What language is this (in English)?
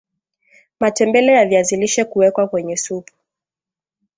Swahili